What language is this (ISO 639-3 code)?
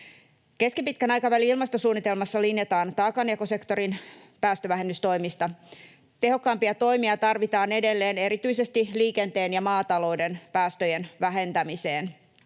fin